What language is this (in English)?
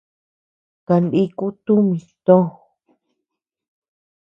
Tepeuxila Cuicatec